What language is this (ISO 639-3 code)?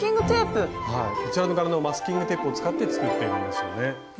jpn